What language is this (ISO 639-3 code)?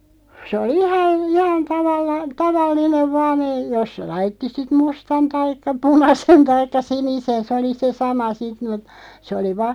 fin